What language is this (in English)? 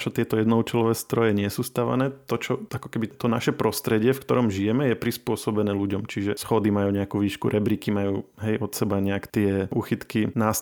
Slovak